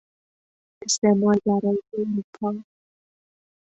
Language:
Persian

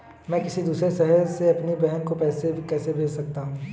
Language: Hindi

